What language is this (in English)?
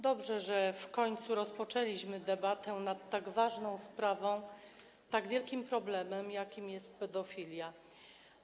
Polish